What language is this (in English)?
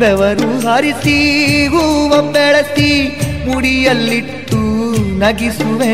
Kannada